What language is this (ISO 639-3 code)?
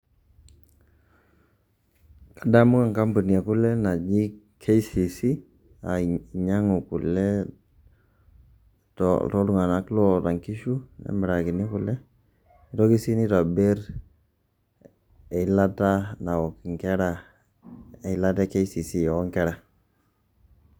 mas